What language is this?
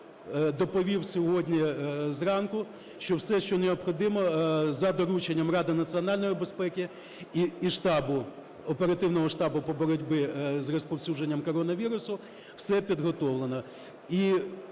Ukrainian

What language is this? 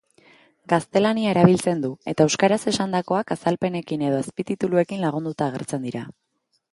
Basque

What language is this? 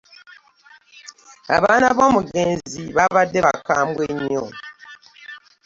Ganda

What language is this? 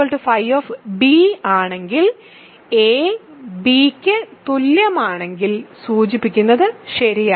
Malayalam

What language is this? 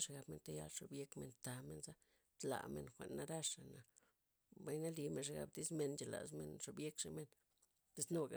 Loxicha Zapotec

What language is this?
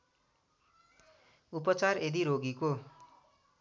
Nepali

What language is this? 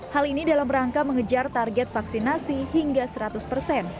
Indonesian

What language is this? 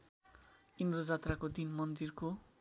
Nepali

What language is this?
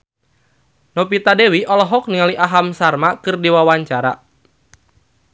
Sundanese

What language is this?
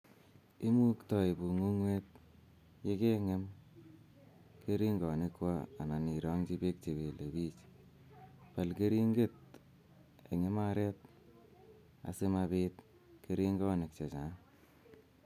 Kalenjin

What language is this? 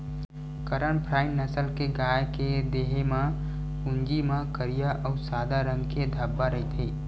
Chhattisgarhi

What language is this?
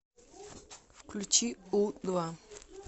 Russian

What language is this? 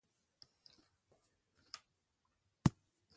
Ibibio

